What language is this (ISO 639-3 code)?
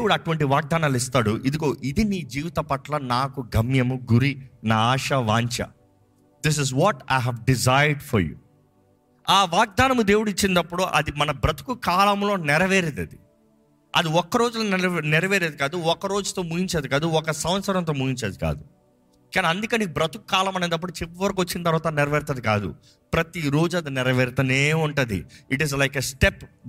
tel